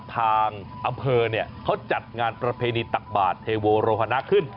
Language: Thai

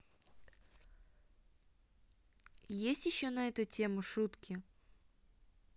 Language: Russian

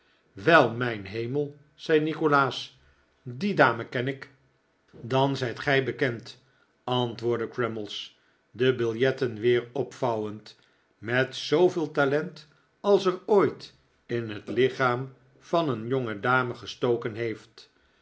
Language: Dutch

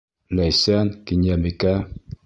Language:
Bashkir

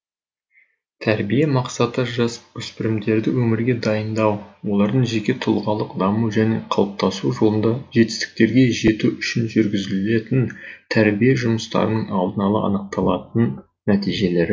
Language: Kazakh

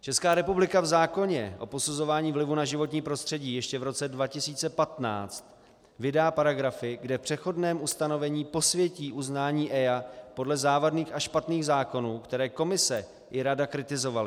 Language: Czech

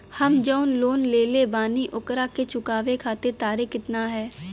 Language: Bhojpuri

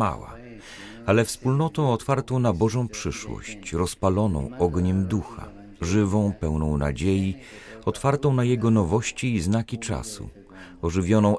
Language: Polish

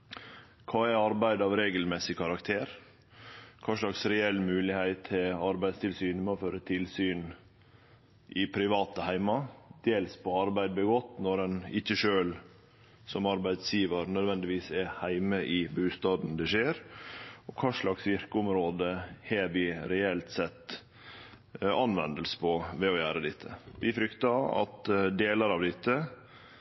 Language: Norwegian Nynorsk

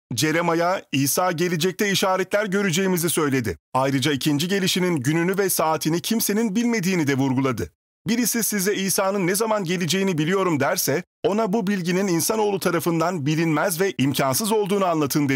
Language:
Turkish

